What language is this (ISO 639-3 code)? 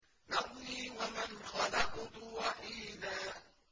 ara